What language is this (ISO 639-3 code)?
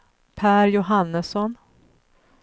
swe